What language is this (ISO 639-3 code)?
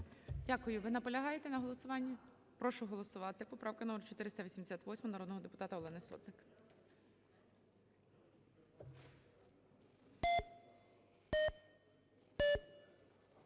ukr